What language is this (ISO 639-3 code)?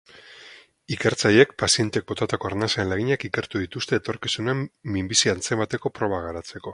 eus